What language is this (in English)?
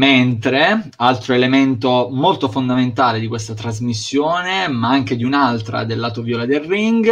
Italian